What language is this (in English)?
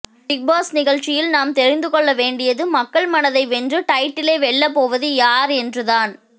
Tamil